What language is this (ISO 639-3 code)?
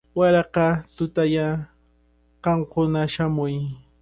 qvl